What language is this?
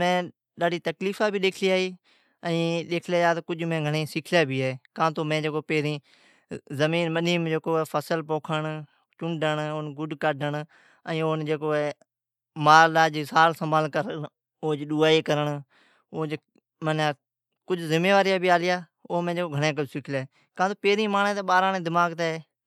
Od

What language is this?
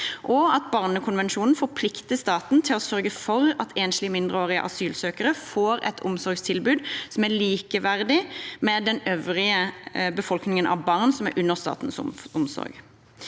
Norwegian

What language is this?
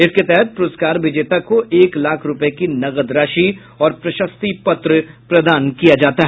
Hindi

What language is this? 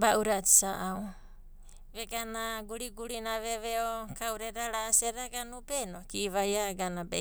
Abadi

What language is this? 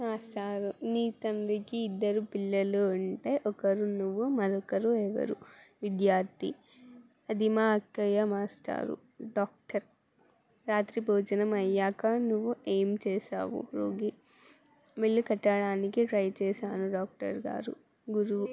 Telugu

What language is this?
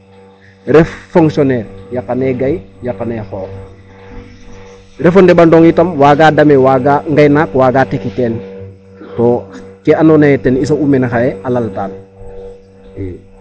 Serer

